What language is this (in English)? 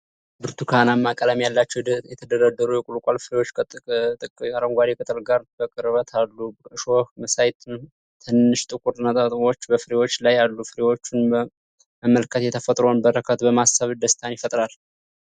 Amharic